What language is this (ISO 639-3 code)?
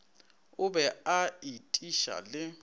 nso